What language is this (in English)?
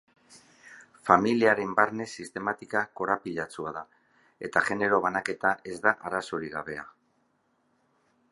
Basque